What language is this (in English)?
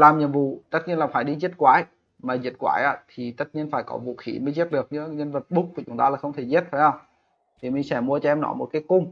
Vietnamese